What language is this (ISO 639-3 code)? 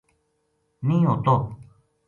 gju